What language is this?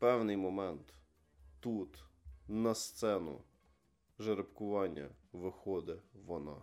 Ukrainian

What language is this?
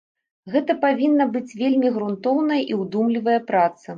Belarusian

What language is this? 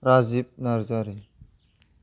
Bodo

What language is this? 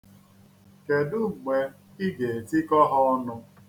Igbo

